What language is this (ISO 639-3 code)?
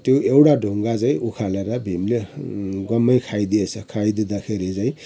nep